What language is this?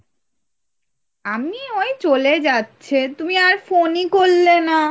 Bangla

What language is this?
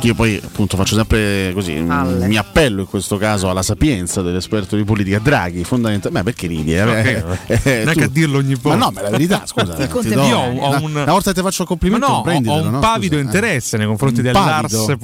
Italian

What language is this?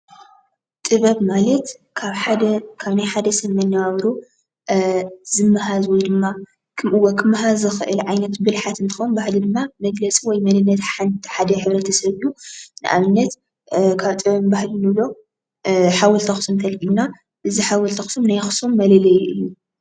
Tigrinya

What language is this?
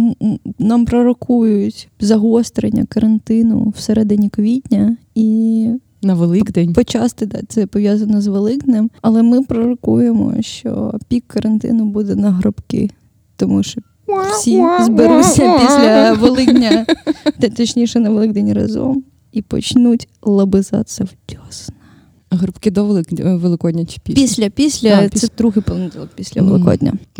Ukrainian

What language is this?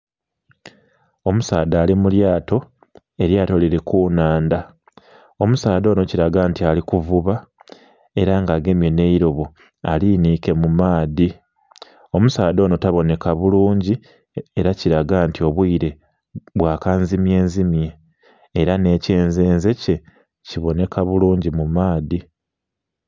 Soga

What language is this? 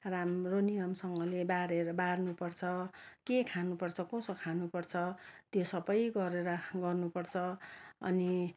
Nepali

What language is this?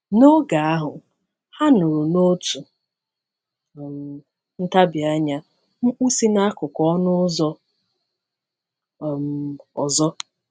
Igbo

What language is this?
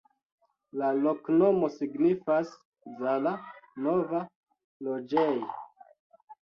Esperanto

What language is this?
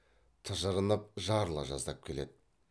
Kazakh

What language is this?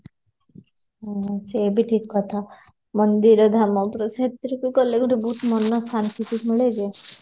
Odia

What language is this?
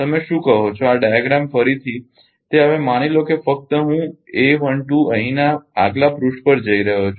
Gujarati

